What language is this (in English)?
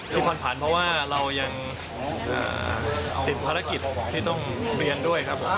Thai